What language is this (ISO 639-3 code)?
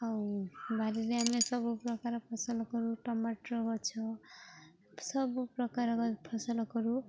ori